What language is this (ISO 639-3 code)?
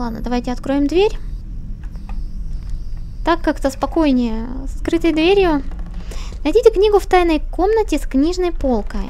rus